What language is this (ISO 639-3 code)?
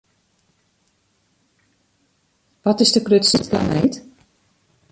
fry